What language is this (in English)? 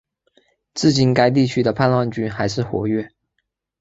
Chinese